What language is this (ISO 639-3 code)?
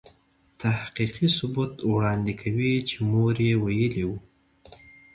pus